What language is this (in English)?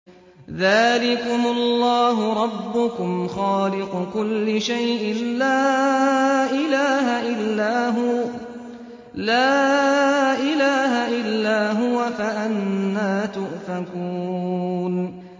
Arabic